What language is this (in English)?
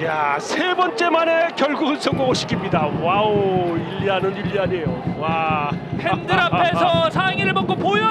Korean